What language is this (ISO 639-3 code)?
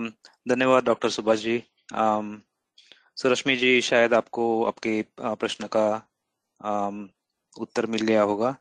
hin